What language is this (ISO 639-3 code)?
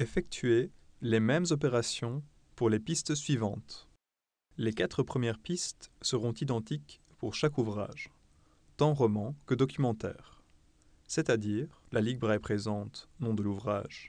fra